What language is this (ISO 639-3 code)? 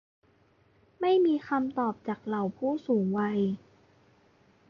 tha